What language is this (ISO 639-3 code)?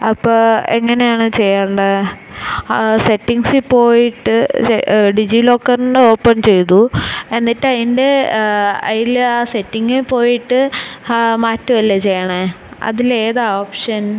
mal